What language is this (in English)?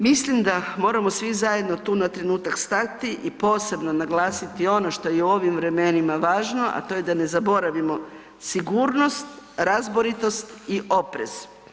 Croatian